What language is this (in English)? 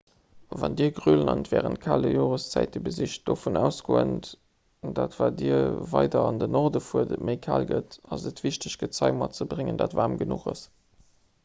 Luxembourgish